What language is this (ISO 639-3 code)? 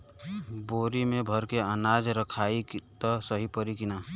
bho